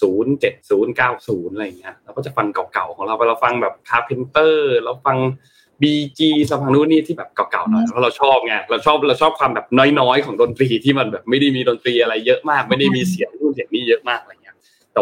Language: Thai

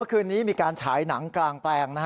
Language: Thai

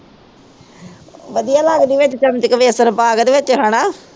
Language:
Punjabi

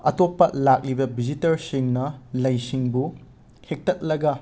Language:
Manipuri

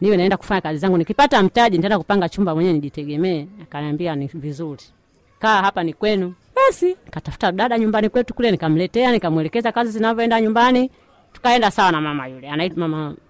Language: Swahili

